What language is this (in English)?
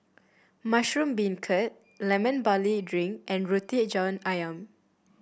English